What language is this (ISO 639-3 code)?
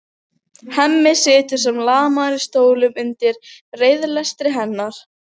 isl